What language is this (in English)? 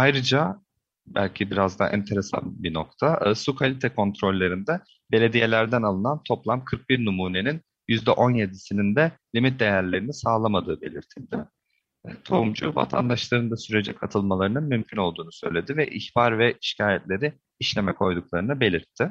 Turkish